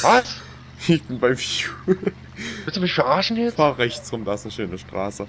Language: German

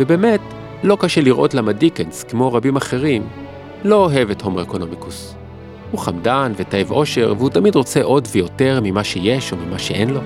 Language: Hebrew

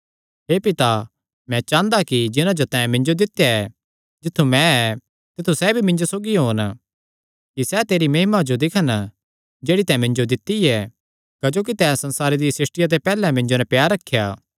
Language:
Kangri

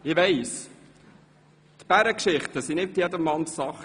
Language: Swiss German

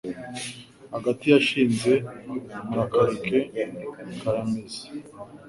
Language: Kinyarwanda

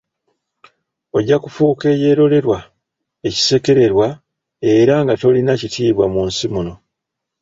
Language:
Ganda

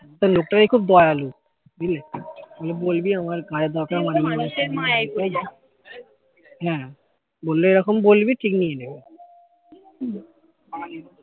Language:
Bangla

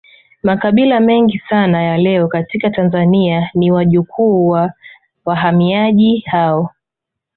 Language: Swahili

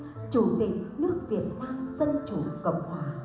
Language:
Vietnamese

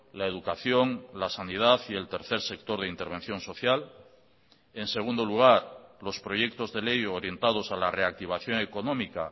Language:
Spanish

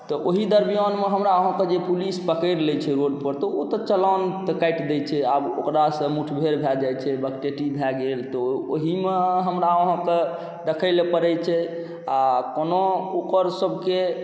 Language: Maithili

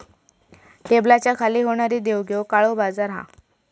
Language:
Marathi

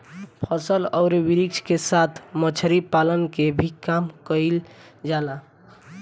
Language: Bhojpuri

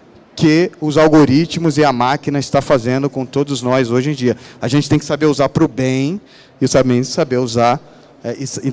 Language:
Portuguese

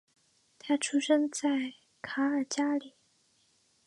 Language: Chinese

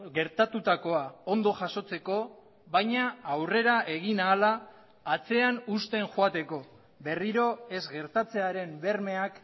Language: Basque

